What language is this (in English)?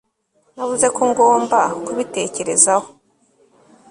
Kinyarwanda